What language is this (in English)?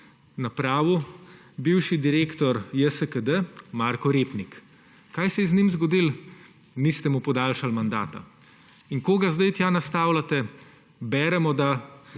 Slovenian